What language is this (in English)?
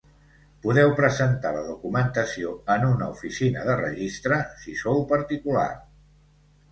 Catalan